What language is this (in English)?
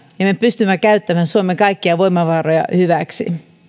Finnish